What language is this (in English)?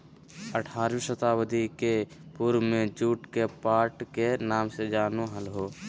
Magahi